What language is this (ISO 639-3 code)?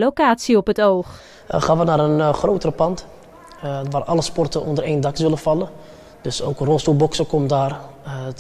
nld